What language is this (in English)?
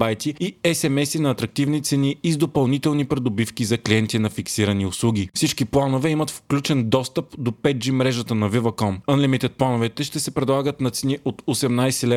Bulgarian